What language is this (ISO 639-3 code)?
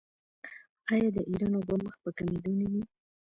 pus